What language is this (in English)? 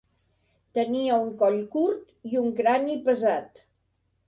Catalan